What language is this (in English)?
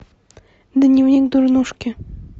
Russian